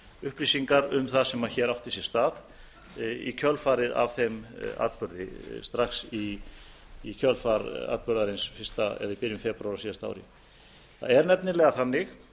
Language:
Icelandic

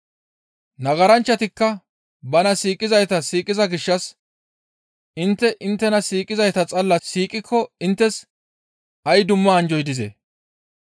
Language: Gamo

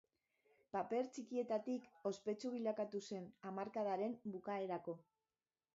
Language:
Basque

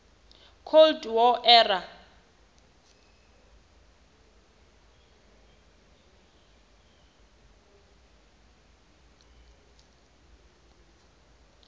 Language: Southern Sotho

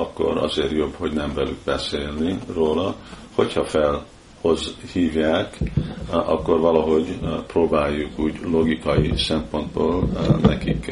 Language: Hungarian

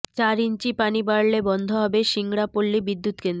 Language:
Bangla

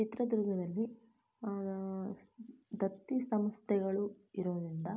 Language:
Kannada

